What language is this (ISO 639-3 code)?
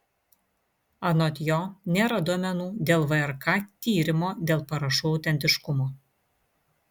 lit